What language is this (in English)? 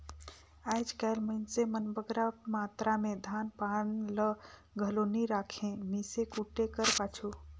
Chhattisgarhi